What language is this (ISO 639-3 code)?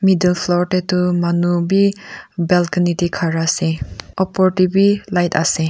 nag